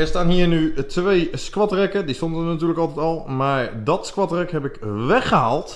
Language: Dutch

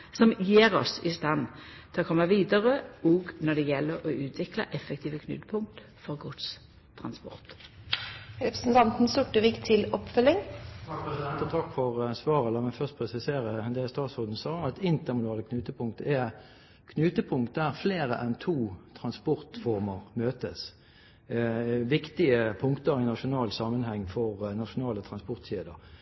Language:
Norwegian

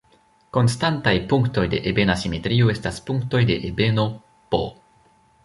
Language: Esperanto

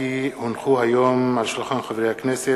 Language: Hebrew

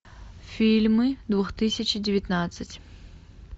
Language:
Russian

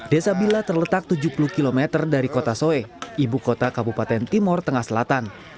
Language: Indonesian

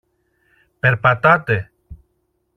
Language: Greek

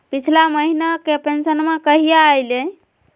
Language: Magahi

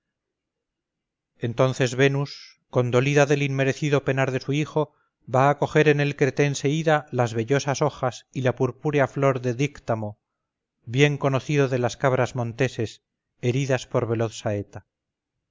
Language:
Spanish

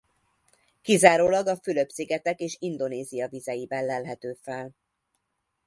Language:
Hungarian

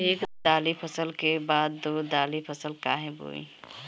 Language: Bhojpuri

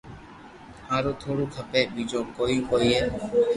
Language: Loarki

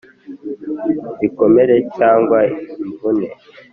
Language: Kinyarwanda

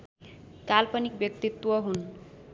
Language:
Nepali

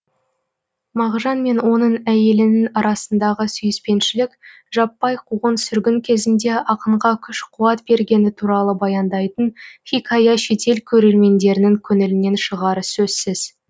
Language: Kazakh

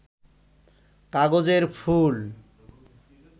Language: Bangla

